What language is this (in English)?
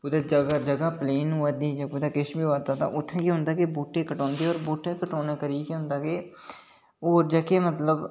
Dogri